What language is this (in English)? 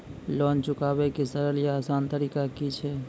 Maithili